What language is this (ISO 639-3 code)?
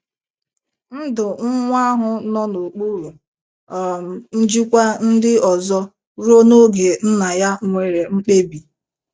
ibo